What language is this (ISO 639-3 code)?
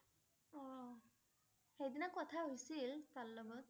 asm